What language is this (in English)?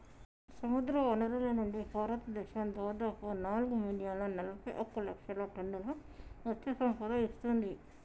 Telugu